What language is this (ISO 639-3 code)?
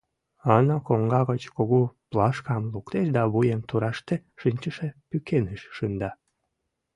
chm